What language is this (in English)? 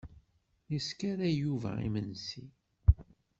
Kabyle